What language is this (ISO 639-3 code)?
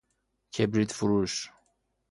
fas